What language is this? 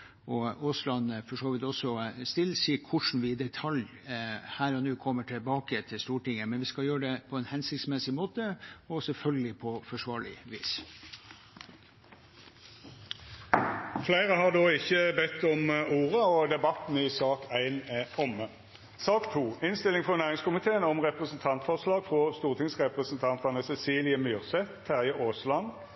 Norwegian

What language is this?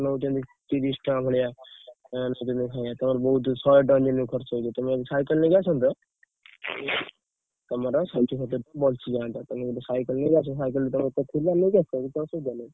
Odia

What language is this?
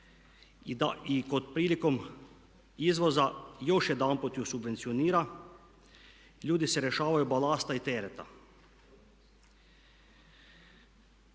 Croatian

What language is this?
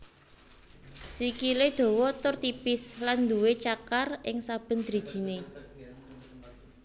Javanese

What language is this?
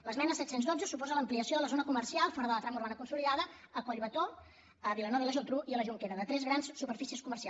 Catalan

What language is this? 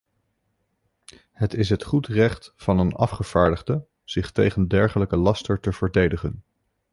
Dutch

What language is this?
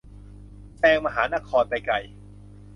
Thai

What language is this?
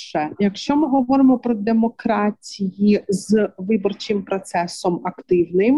Ukrainian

